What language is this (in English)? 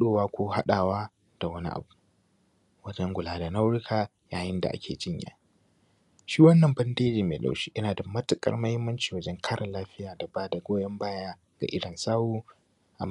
Hausa